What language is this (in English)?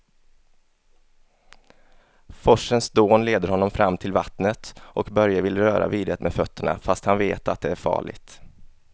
Swedish